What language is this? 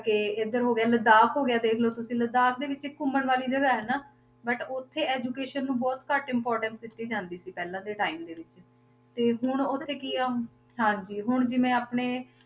Punjabi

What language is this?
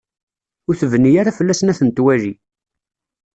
Kabyle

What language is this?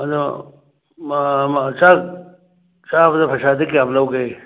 Manipuri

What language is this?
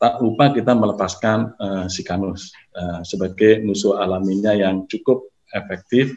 Indonesian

